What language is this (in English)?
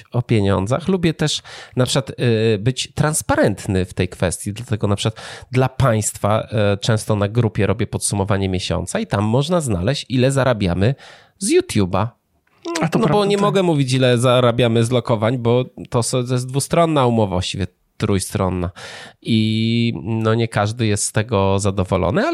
Polish